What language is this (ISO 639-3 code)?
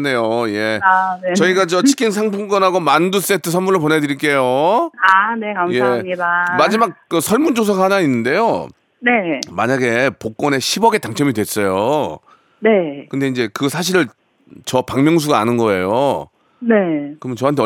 kor